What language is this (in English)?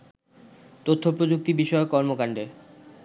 Bangla